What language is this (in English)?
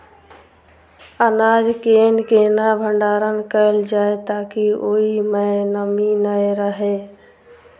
Maithili